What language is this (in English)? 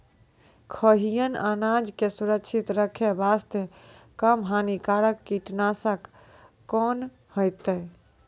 Maithili